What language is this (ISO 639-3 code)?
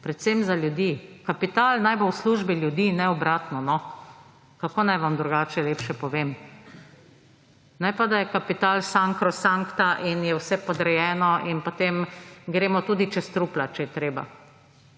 slv